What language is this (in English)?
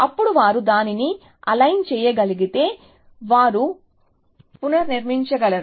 Telugu